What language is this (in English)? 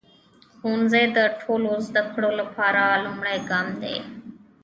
Pashto